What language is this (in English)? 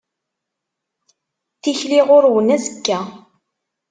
Kabyle